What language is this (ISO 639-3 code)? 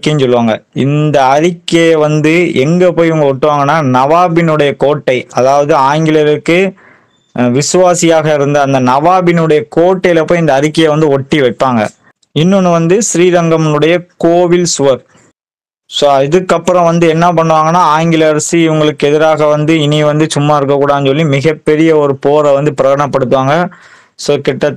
tam